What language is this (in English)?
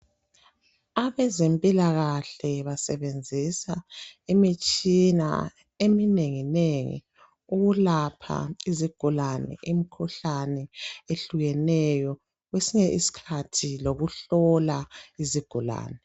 North Ndebele